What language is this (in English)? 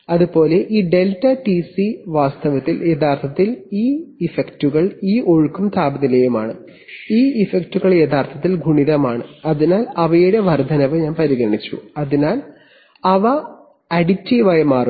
Malayalam